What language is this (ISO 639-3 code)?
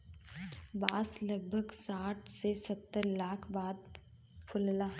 bho